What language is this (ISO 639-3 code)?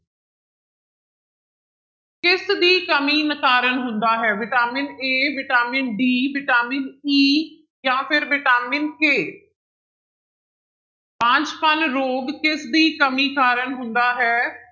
pan